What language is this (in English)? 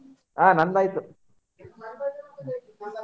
Kannada